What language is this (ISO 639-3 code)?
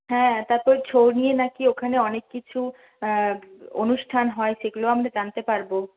ben